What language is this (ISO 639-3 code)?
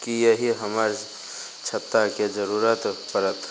mai